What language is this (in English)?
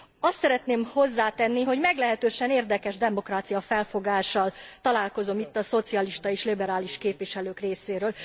Hungarian